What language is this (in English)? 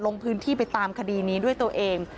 Thai